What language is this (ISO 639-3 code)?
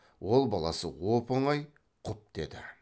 kaz